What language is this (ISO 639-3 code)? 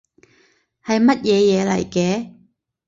yue